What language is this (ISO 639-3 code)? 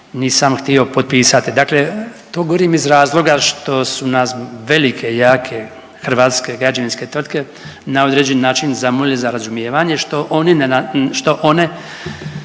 hrv